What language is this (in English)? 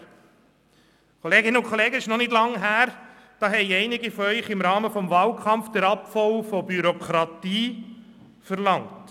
Swiss German